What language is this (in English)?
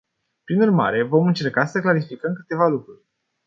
Romanian